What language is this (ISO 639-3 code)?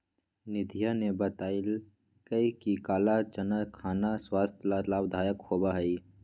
mag